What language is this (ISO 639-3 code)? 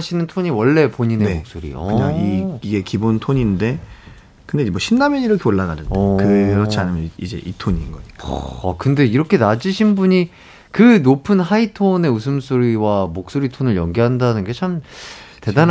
kor